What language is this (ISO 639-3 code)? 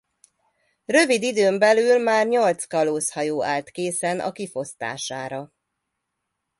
hun